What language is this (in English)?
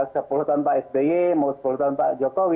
Indonesian